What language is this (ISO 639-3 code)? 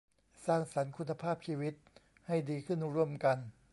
tha